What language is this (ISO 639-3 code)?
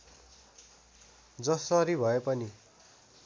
nep